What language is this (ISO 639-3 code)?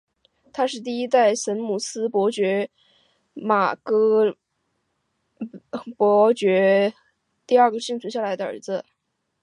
zho